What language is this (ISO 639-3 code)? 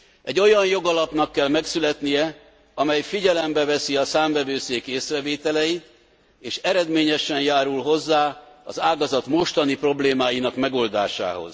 hun